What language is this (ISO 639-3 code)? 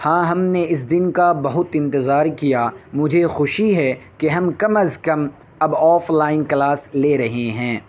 urd